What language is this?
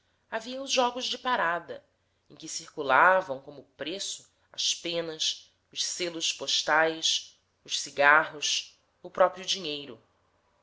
Portuguese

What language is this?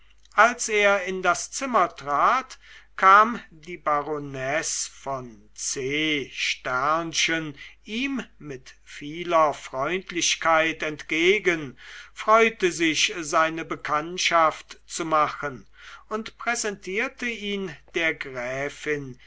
German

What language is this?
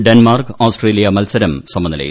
Malayalam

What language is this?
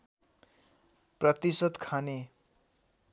Nepali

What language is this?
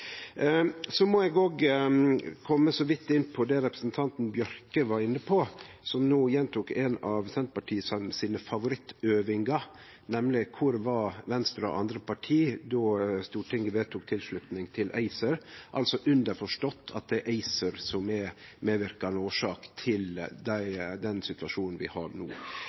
Norwegian Nynorsk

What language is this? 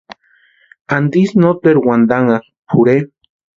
Western Highland Purepecha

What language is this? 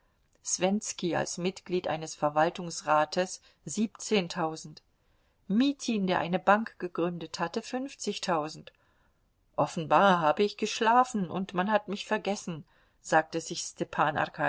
German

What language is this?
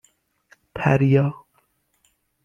Persian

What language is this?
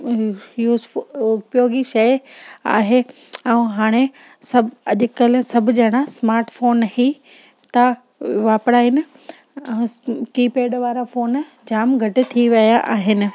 Sindhi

